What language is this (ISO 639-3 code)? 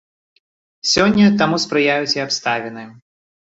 bel